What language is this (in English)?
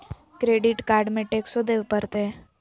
Magahi